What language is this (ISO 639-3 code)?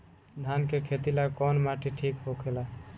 bho